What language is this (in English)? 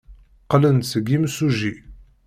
Kabyle